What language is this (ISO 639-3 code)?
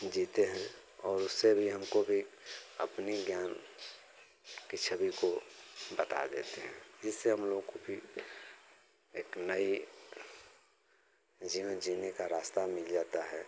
hin